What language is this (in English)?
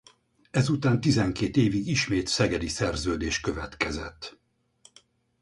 Hungarian